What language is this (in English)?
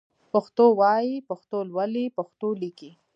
Pashto